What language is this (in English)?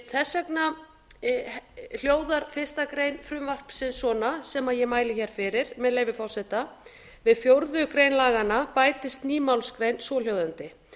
Icelandic